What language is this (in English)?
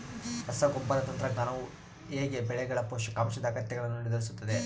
Kannada